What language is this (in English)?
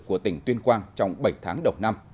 Vietnamese